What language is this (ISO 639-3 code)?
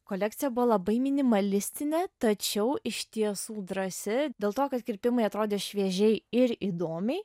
lit